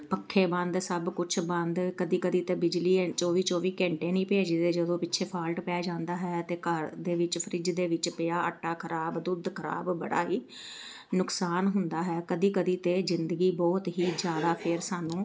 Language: Punjabi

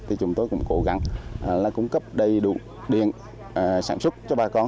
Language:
Vietnamese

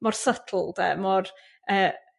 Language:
Welsh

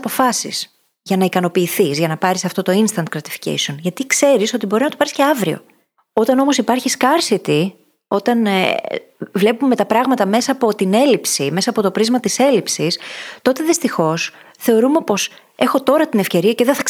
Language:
Greek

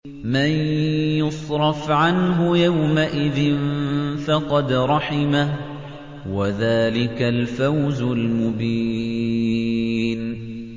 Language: Arabic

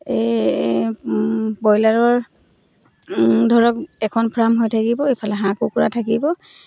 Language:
Assamese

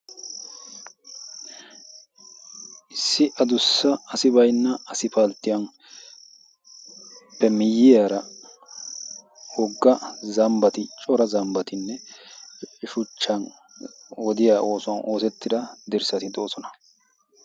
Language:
Wolaytta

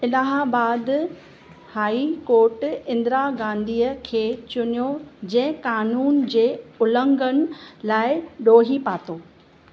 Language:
Sindhi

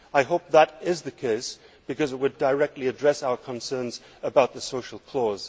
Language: English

